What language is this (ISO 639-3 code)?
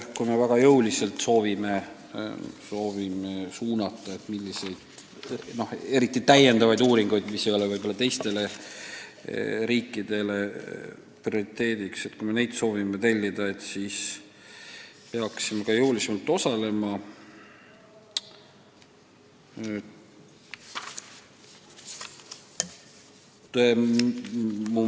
est